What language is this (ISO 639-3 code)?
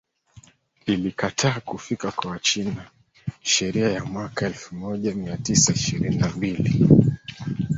swa